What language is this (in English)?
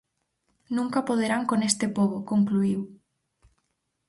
Galician